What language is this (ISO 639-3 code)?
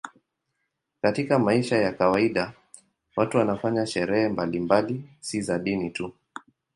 swa